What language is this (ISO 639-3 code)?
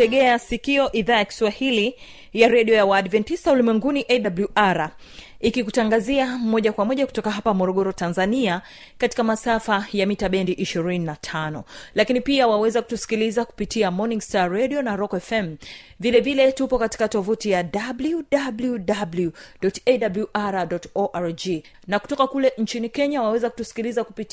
swa